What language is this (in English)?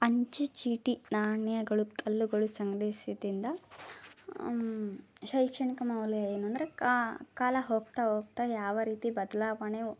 Kannada